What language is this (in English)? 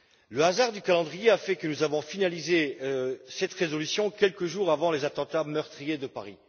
French